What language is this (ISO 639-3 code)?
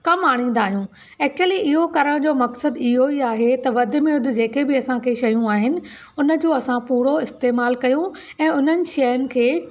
snd